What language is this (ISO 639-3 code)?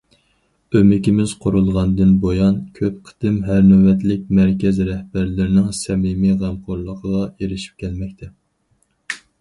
uig